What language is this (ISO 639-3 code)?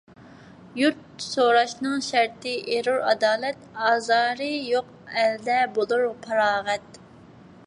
uig